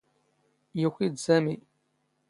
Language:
Standard Moroccan Tamazight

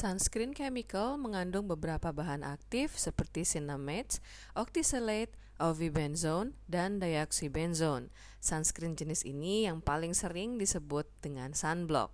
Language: Indonesian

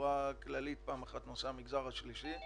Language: Hebrew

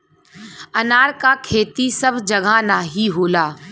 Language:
Bhojpuri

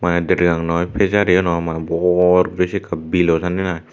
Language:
Chakma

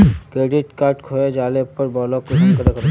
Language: Magahi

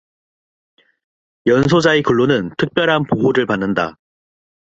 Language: Korean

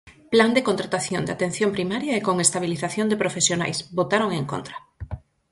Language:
Galician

